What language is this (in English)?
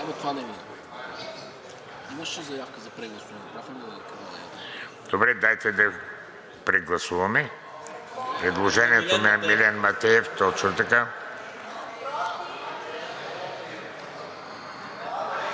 Bulgarian